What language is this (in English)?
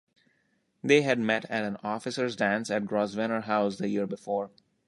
English